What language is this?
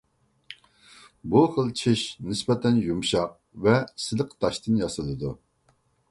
Uyghur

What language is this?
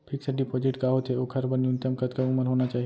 Chhattisgarhi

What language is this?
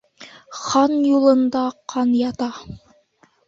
Bashkir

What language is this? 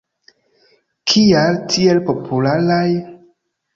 Esperanto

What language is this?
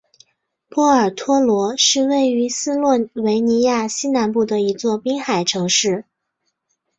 Chinese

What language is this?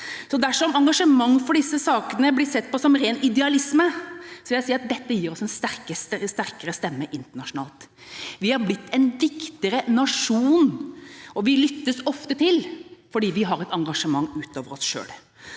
Norwegian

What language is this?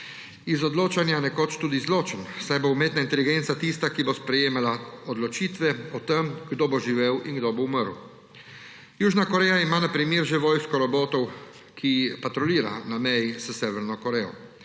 Slovenian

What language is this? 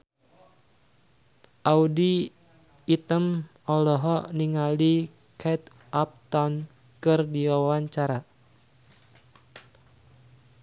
Sundanese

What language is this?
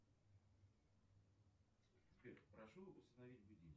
Russian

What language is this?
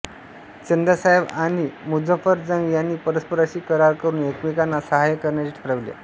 Marathi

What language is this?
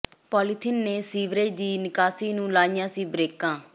Punjabi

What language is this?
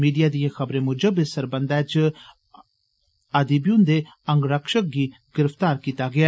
Dogri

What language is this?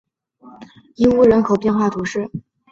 Chinese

